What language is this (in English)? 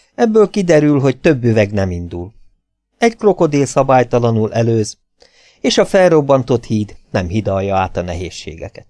Hungarian